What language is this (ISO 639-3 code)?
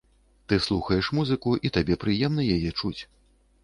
bel